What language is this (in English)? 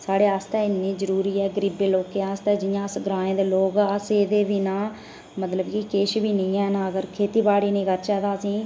Dogri